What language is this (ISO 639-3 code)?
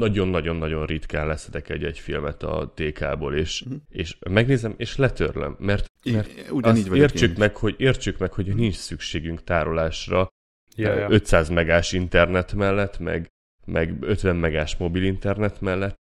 hun